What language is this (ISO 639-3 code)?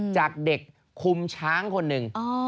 tha